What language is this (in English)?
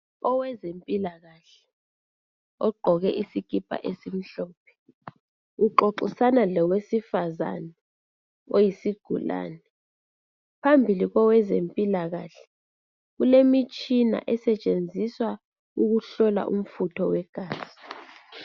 North Ndebele